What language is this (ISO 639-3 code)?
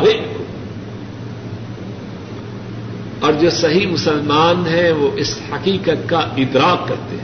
urd